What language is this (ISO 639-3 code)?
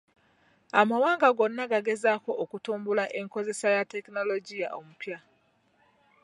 lug